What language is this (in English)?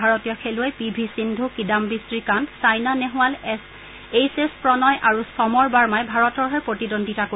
Assamese